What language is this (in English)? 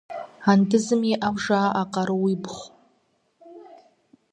Kabardian